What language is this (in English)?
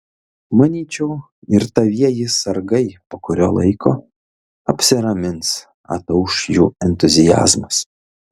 Lithuanian